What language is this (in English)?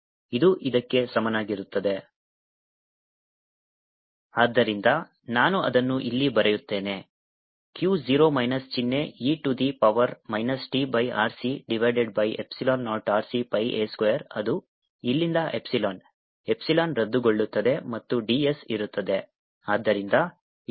Kannada